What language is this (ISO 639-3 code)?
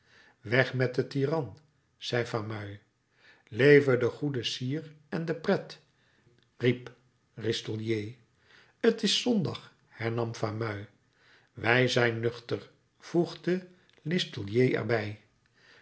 nld